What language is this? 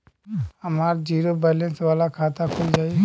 Bhojpuri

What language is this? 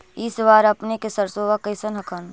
Magahi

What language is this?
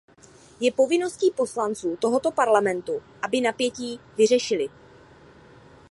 Czech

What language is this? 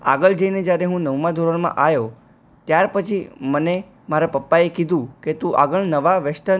Gujarati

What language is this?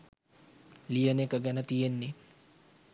Sinhala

